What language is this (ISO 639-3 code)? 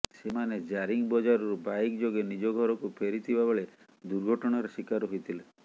ori